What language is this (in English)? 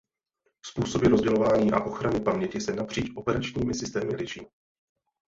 Czech